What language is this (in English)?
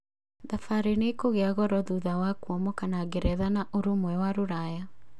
Kikuyu